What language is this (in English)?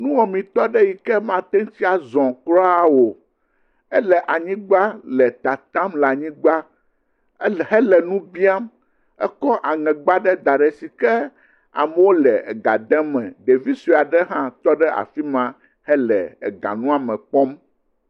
Ewe